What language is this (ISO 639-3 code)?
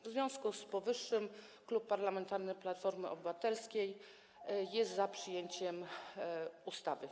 pol